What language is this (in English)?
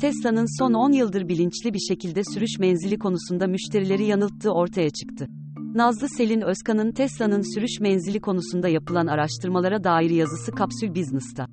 Turkish